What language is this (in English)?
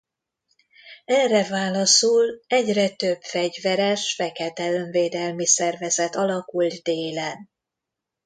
Hungarian